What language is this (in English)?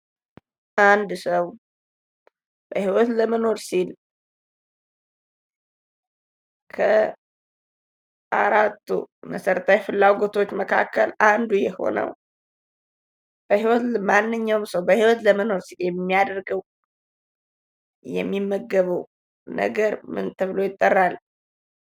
Amharic